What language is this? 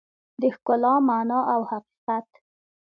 Pashto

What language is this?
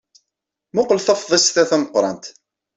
Kabyle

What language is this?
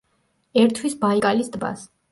Georgian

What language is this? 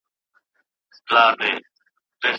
Pashto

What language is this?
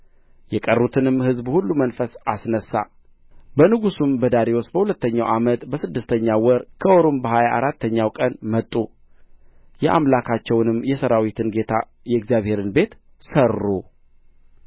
Amharic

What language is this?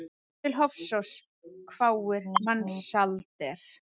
Icelandic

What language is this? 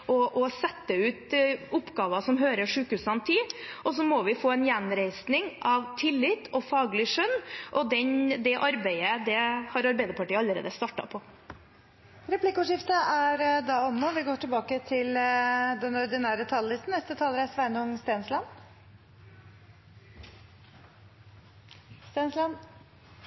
Norwegian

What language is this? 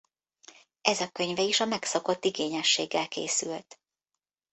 Hungarian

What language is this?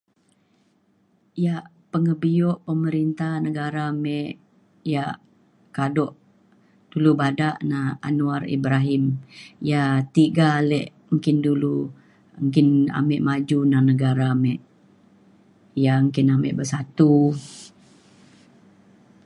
Mainstream Kenyah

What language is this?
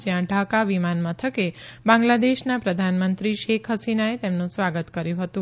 Gujarati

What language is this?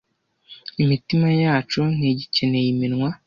Kinyarwanda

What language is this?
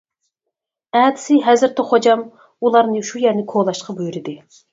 Uyghur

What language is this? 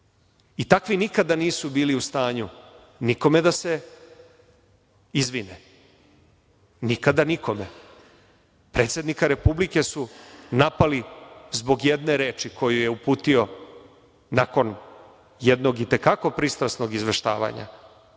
Serbian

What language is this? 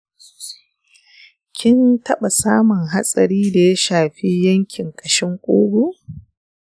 Hausa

